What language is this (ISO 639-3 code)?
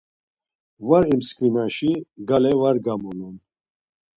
lzz